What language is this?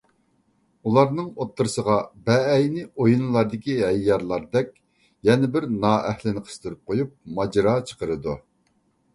Uyghur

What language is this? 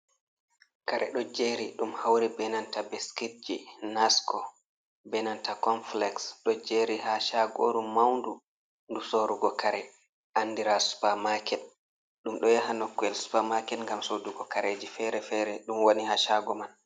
Fula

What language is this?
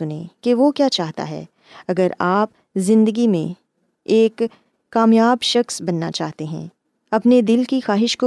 Urdu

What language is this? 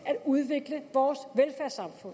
Danish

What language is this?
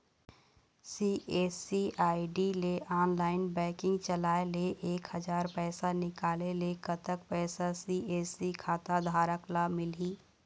Chhattisgarhi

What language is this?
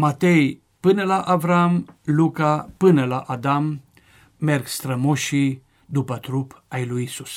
Romanian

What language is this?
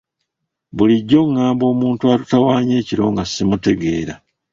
Ganda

